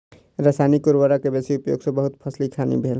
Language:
Maithili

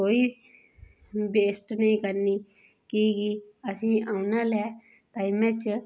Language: Dogri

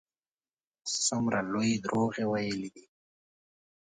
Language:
Pashto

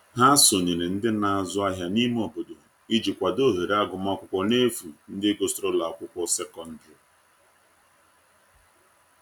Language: Igbo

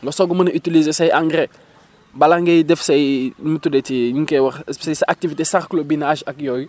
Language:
Wolof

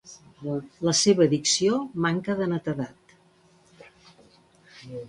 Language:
Catalan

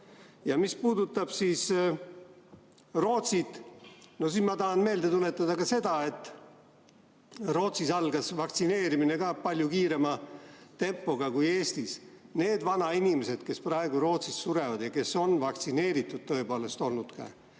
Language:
Estonian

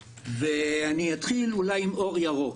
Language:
Hebrew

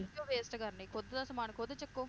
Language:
Punjabi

